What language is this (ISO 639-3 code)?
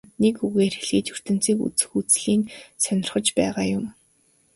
mon